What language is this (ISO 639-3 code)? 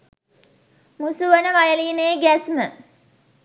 sin